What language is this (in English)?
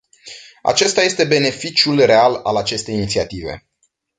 Romanian